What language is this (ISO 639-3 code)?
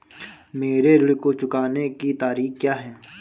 hin